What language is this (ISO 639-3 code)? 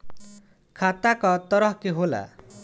bho